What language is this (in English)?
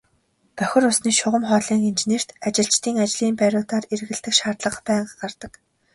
Mongolian